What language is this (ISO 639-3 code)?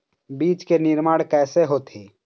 hne